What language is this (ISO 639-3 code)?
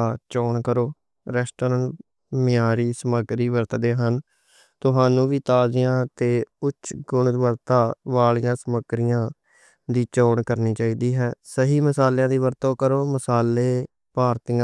lah